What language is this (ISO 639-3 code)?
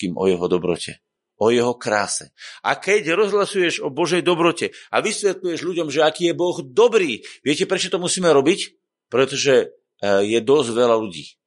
slk